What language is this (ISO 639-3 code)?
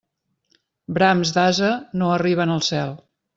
cat